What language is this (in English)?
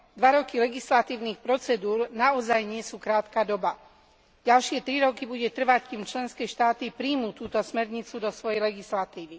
Slovak